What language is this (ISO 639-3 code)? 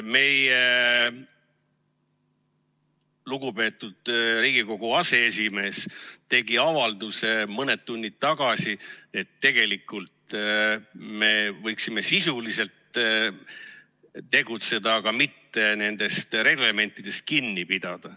est